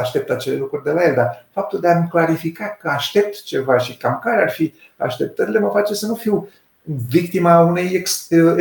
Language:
Romanian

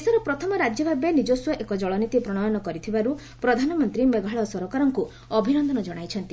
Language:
Odia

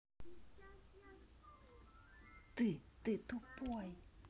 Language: Russian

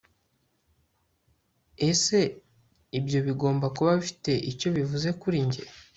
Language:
Kinyarwanda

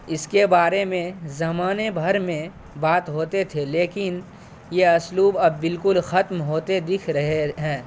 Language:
Urdu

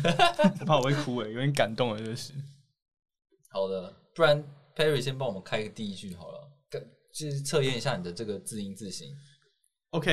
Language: Chinese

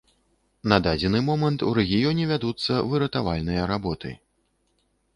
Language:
Belarusian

